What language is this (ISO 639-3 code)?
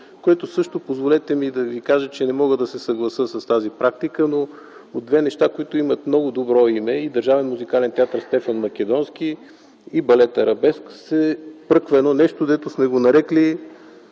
bul